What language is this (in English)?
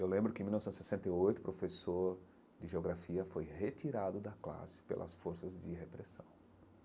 Portuguese